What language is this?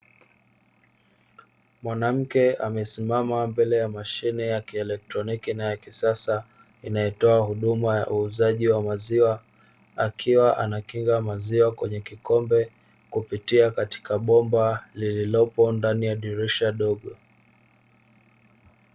Swahili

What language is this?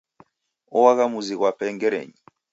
Taita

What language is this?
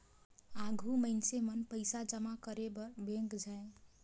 Chhattisgarhi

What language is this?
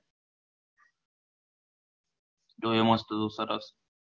Gujarati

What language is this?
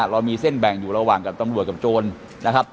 Thai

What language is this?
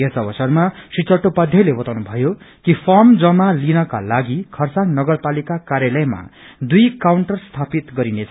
Nepali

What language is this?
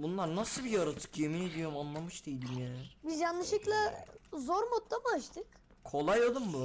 Turkish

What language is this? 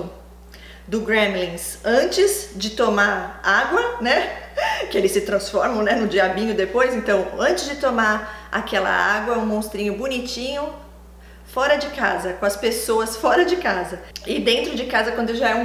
Portuguese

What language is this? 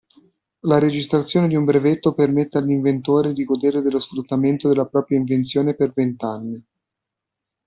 Italian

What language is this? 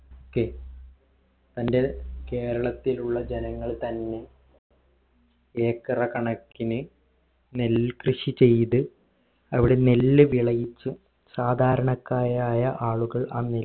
Malayalam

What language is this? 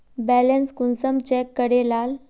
Magahi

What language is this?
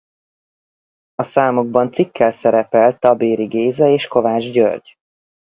Hungarian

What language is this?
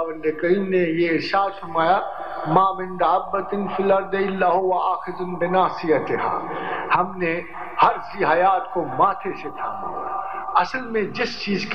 Hindi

